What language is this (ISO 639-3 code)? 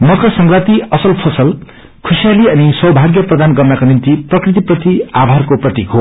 nep